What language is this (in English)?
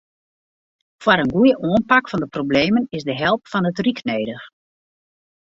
Western Frisian